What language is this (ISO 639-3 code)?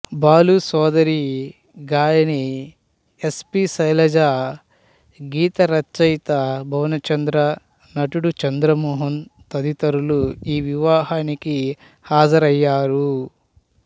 tel